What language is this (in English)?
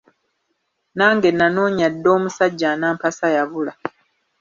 Ganda